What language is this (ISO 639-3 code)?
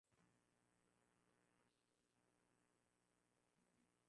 swa